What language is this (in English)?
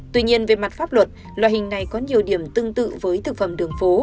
Vietnamese